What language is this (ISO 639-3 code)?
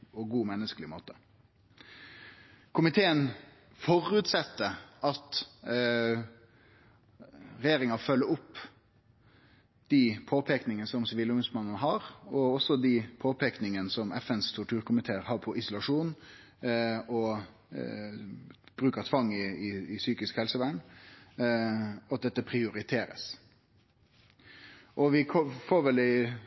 nno